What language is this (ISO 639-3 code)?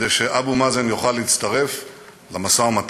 heb